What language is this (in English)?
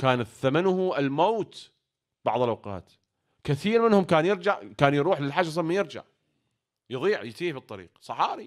Arabic